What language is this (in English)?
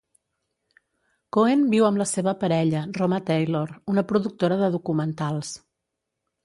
Catalan